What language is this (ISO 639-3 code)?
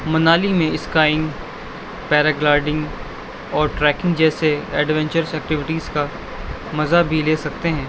urd